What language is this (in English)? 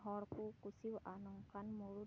Santali